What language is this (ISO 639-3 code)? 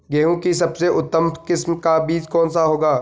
hin